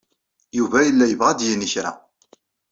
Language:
Kabyle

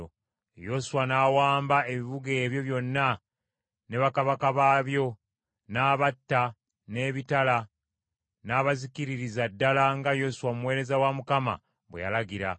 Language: Ganda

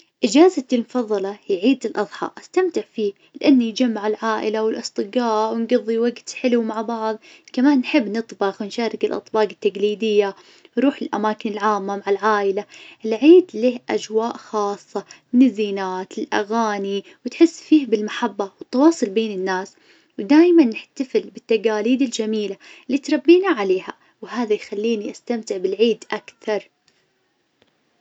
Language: Najdi Arabic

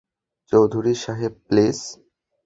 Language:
Bangla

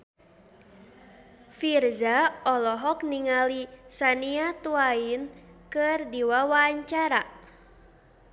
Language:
Sundanese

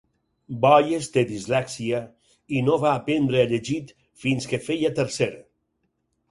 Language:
Catalan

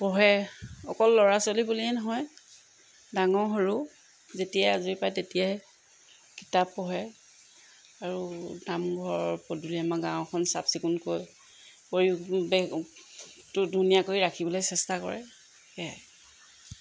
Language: Assamese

